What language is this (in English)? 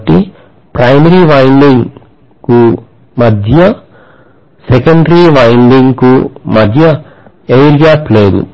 Telugu